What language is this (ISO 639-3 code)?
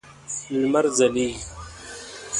pus